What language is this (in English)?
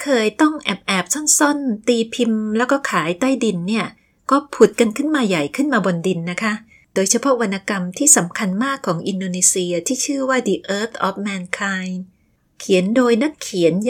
Thai